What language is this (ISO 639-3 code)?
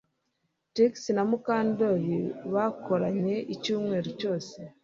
kin